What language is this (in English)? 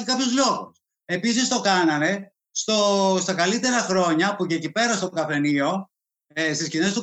Greek